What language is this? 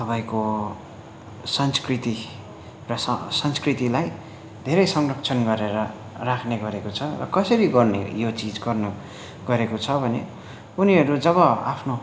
Nepali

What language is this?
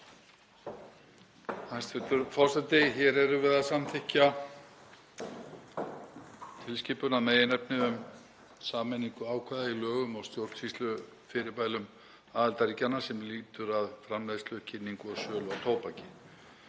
Icelandic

